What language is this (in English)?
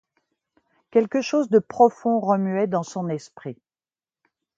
French